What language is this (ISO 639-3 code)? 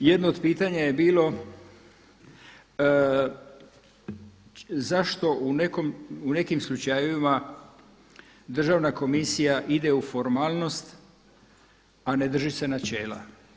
hrv